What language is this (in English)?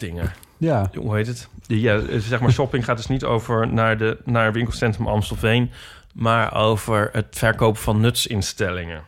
Dutch